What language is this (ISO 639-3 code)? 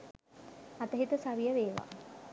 sin